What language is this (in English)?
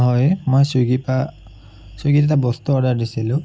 Assamese